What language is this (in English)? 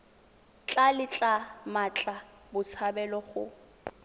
Tswana